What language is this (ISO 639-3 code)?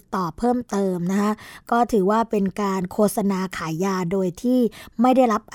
tha